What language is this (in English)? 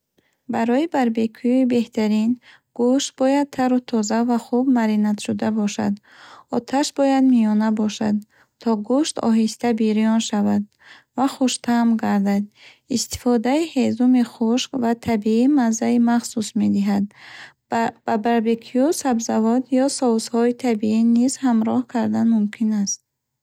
Bukharic